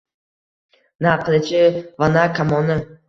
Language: Uzbek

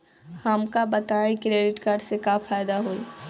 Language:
Bhojpuri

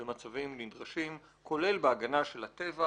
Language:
Hebrew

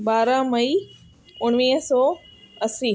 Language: Sindhi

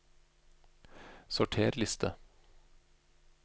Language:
Norwegian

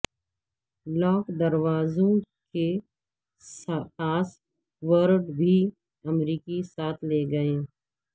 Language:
Urdu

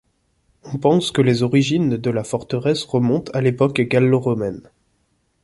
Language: French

